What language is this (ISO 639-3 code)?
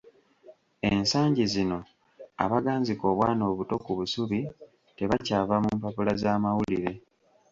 lug